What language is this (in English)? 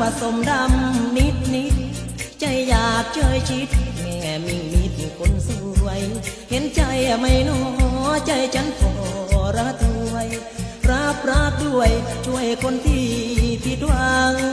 Thai